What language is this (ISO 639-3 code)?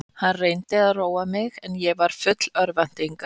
isl